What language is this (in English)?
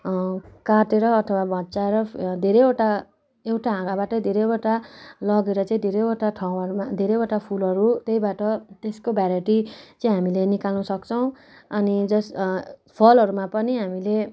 Nepali